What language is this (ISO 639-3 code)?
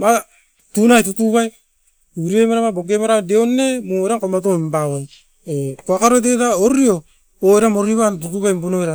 eiv